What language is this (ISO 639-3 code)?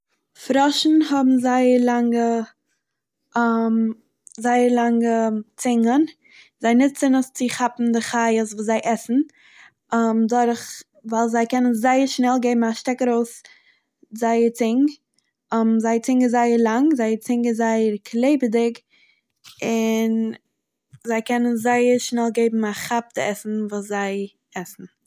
yid